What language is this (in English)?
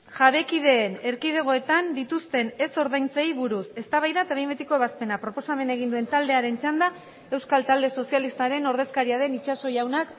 Basque